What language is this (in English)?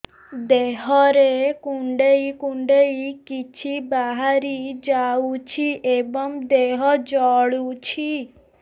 Odia